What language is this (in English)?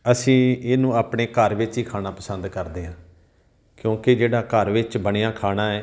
Punjabi